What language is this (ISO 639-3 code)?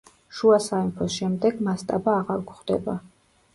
kat